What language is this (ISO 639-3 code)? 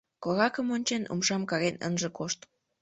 chm